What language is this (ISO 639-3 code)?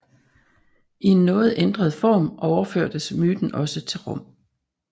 dan